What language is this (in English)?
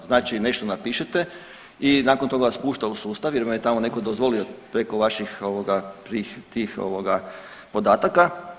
Croatian